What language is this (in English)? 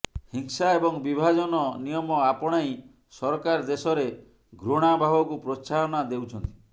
Odia